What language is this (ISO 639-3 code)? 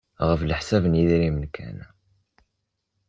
kab